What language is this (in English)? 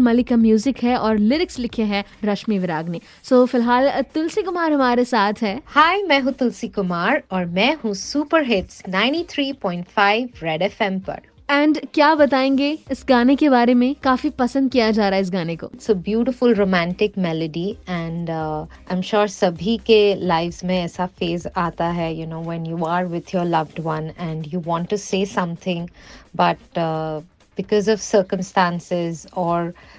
Hindi